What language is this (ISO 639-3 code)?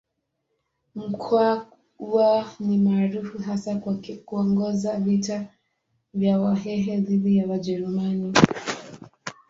swa